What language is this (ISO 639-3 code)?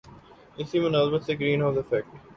urd